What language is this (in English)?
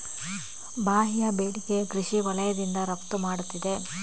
Kannada